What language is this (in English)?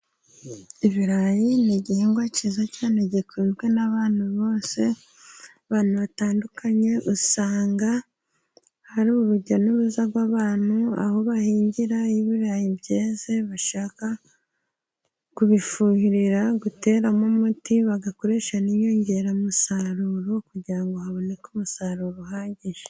Kinyarwanda